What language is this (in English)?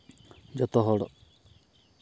Santali